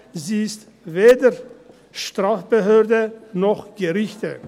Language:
Swiss German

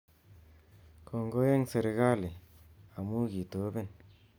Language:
Kalenjin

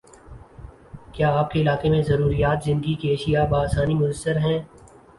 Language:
Urdu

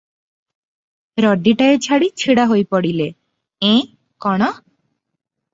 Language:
Odia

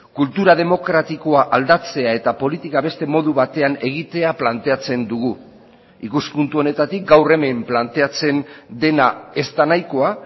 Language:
Basque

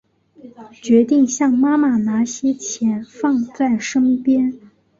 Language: Chinese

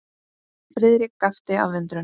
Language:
Icelandic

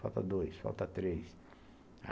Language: Portuguese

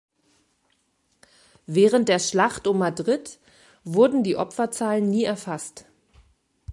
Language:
German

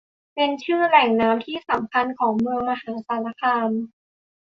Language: Thai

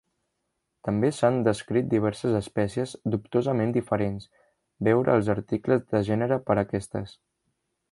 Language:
Catalan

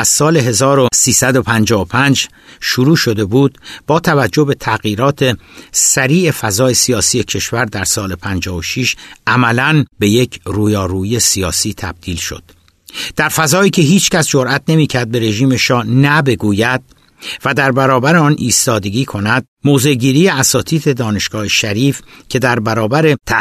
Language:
Persian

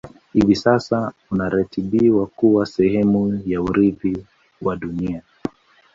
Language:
Swahili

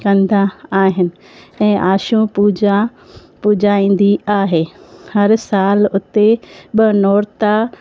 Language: Sindhi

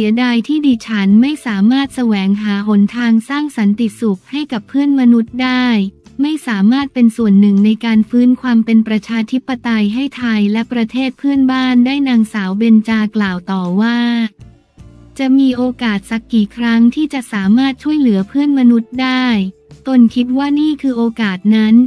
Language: Thai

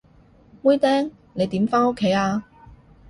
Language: Cantonese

